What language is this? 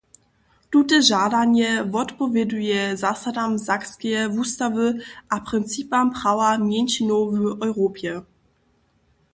Upper Sorbian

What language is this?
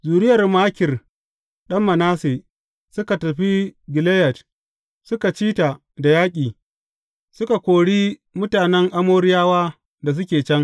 Hausa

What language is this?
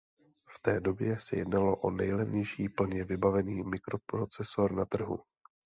Czech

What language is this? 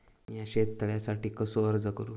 Marathi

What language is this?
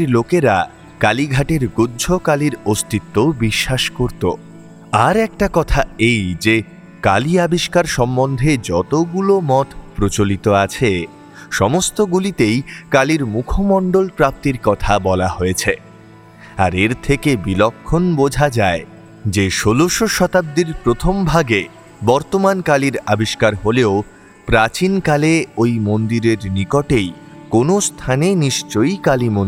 Bangla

